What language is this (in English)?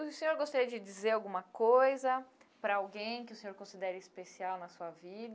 Portuguese